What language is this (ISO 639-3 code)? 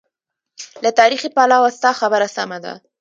pus